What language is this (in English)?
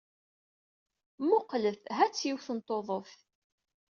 Kabyle